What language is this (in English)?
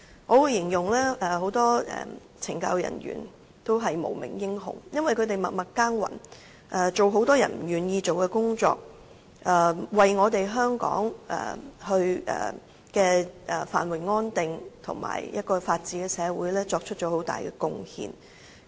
Cantonese